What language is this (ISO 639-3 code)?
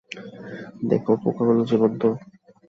ben